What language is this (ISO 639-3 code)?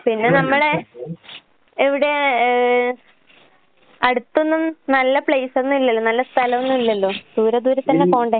mal